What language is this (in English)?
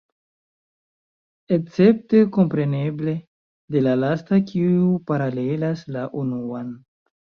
Esperanto